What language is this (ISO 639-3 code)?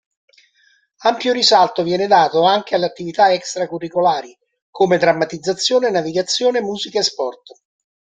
ita